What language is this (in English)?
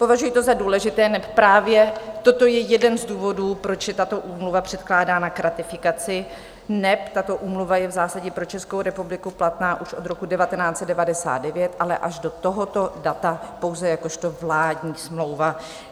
Czech